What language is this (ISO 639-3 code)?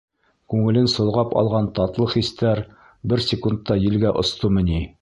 bak